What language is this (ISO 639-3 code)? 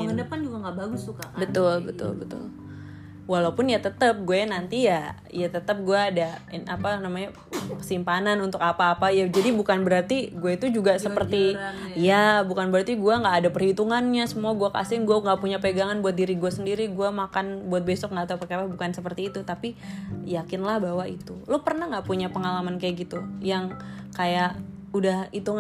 ind